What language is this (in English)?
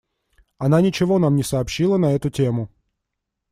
Russian